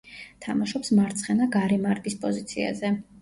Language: Georgian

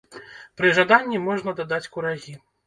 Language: Belarusian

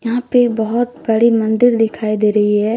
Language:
Hindi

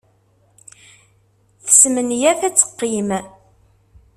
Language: Kabyle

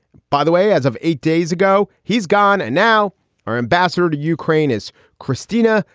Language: English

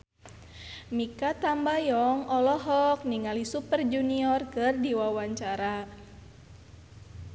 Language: Sundanese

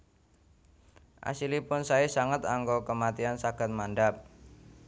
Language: Javanese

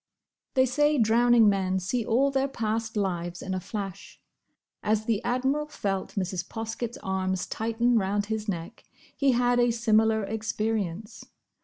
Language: English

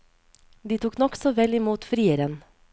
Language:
Norwegian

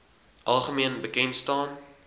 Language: Afrikaans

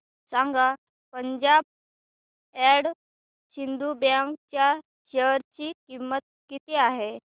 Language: Marathi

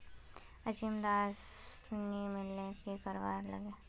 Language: Magahi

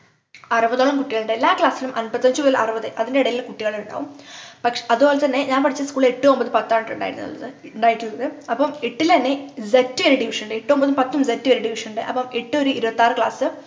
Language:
Malayalam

